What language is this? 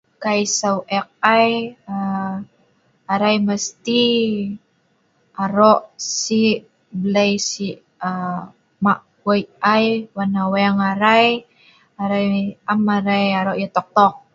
Sa'ban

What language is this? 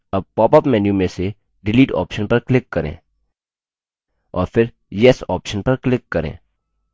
Hindi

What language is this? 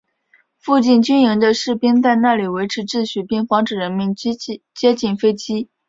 Chinese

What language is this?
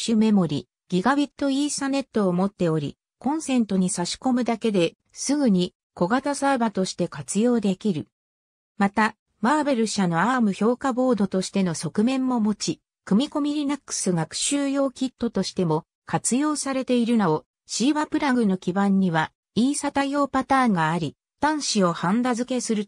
Japanese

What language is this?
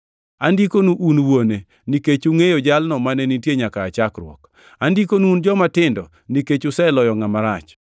Luo (Kenya and Tanzania)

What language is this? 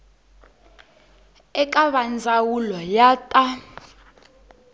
Tsonga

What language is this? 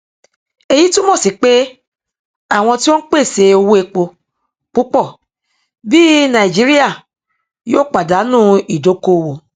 Yoruba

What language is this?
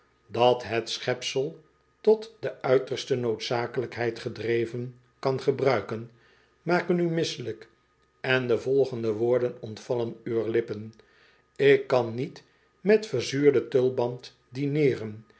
Dutch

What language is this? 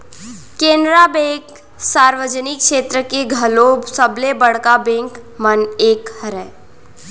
Chhattisgarhi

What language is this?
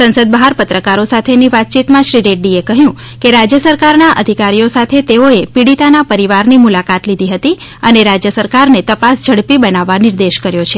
Gujarati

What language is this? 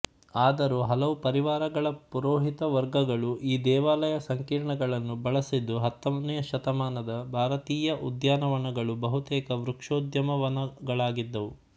Kannada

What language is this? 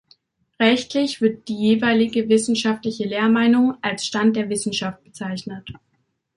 German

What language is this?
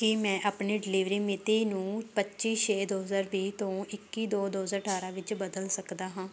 Punjabi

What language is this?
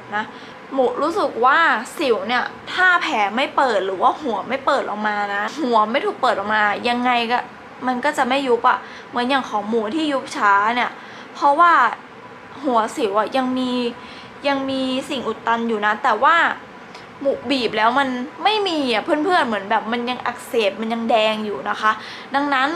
Thai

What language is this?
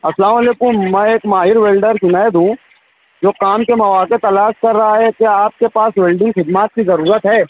Urdu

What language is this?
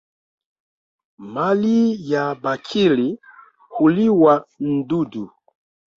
Swahili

